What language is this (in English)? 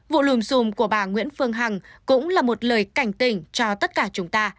Vietnamese